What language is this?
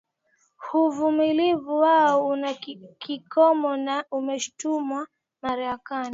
Swahili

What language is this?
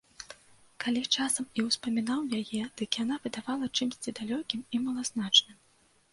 Belarusian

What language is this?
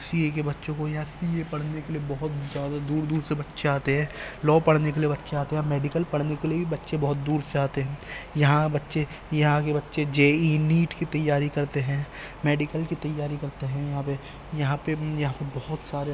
Urdu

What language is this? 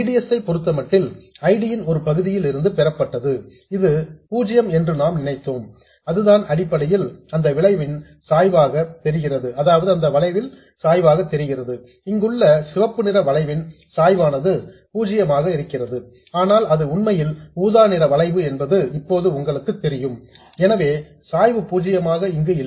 Tamil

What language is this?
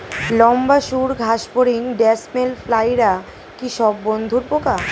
Bangla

